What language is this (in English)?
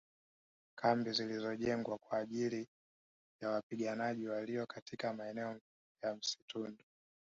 Swahili